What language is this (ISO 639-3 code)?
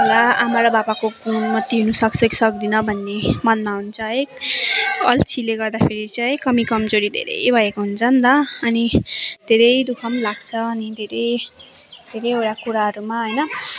nep